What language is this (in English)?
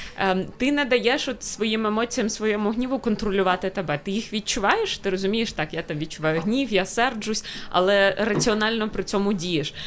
Ukrainian